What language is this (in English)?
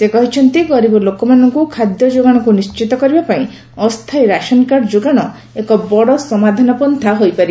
Odia